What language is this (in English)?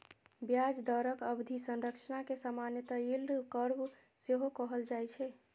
Maithili